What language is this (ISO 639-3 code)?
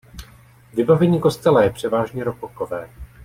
ces